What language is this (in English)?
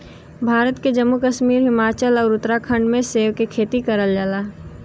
Bhojpuri